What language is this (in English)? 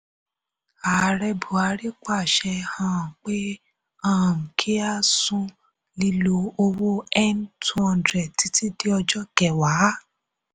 Yoruba